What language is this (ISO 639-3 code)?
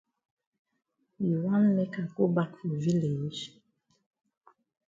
wes